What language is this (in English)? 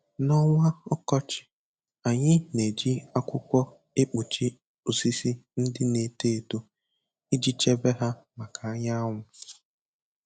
Igbo